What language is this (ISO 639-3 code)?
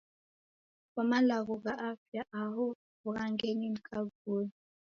dav